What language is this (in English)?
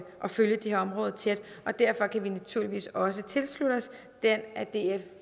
Danish